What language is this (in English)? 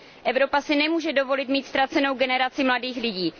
Czech